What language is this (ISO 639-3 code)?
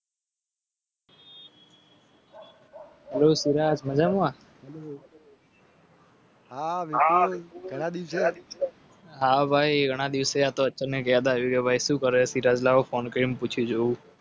guj